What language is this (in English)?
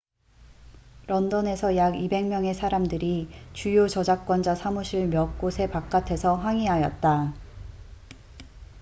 Korean